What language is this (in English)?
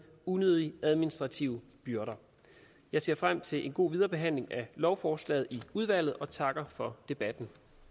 Danish